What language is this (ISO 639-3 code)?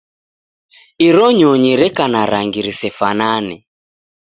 dav